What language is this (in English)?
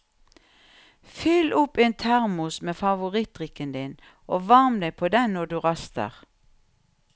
Norwegian